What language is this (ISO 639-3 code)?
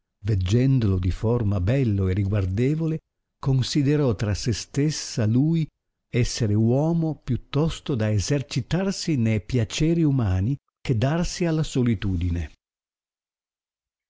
ita